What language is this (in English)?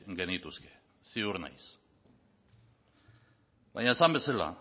Basque